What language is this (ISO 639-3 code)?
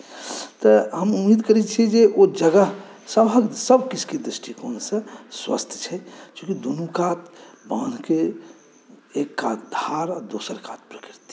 mai